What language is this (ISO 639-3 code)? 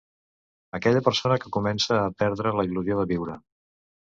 cat